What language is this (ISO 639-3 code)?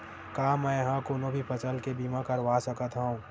hne